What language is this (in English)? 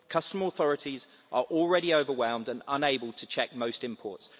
English